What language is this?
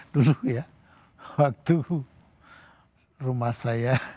Indonesian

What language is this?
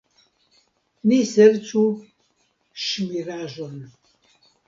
Esperanto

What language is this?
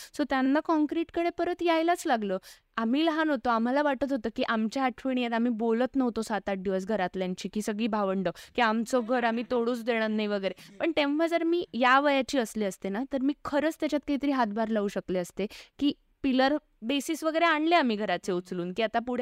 Marathi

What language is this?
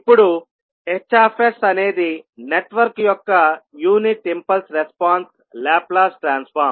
Telugu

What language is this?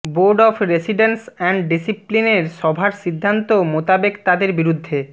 Bangla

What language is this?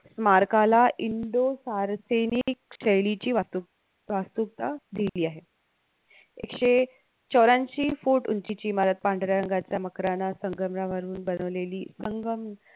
Marathi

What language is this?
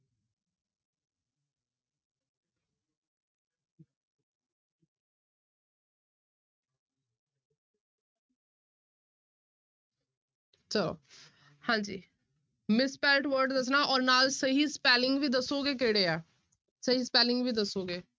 Punjabi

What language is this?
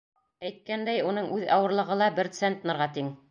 Bashkir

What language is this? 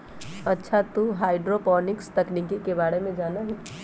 Magahi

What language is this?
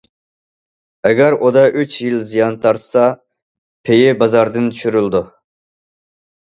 Uyghur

